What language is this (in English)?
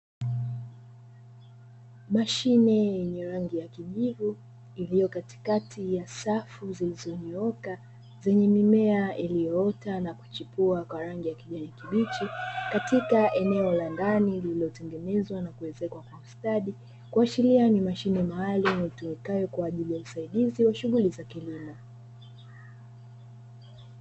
Swahili